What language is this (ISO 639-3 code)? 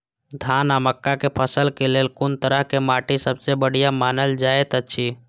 mai